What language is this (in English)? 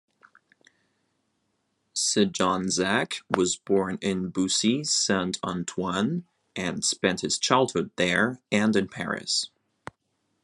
English